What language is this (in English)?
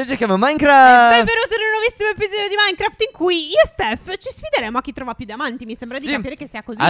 Italian